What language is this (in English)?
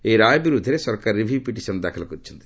Odia